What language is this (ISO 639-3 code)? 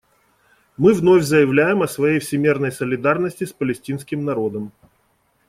rus